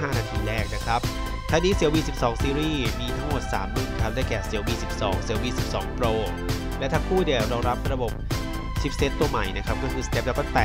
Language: Thai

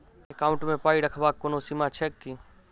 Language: Maithili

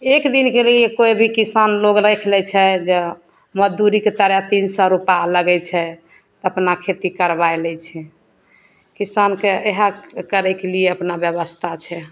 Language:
Maithili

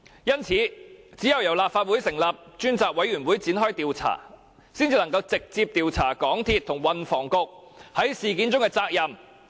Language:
Cantonese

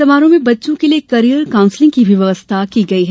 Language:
Hindi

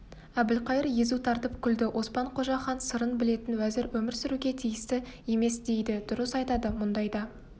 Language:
Kazakh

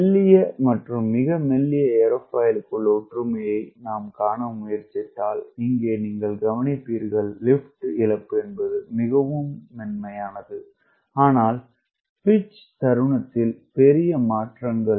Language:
Tamil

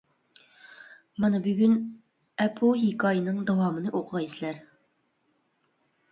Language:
Uyghur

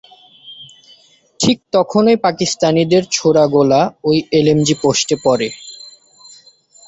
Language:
Bangla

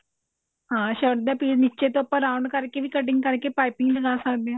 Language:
Punjabi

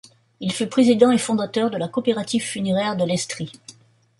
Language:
French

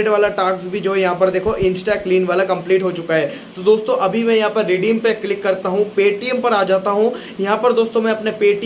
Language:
Hindi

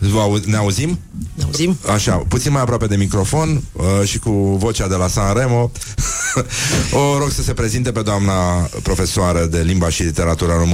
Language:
Romanian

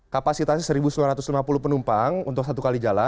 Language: Indonesian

